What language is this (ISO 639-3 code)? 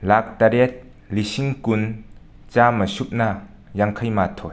mni